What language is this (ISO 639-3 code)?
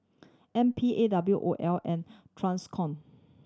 eng